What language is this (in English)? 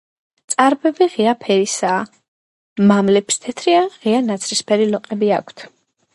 Georgian